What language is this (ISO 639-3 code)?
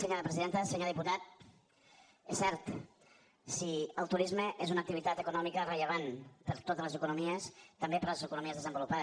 cat